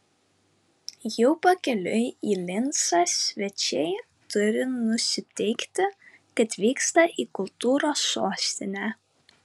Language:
Lithuanian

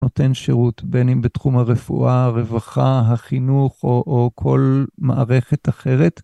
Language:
Hebrew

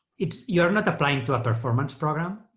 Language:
English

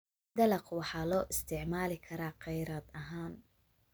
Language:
Somali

